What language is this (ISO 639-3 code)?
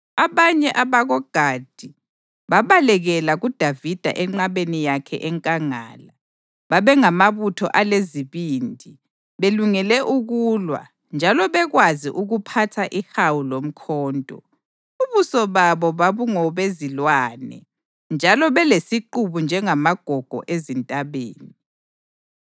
nde